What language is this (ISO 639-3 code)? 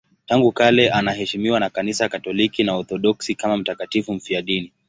swa